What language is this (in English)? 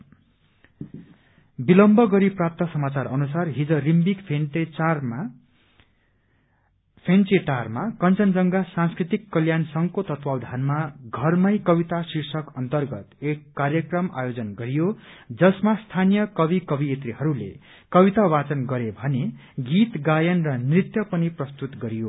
Nepali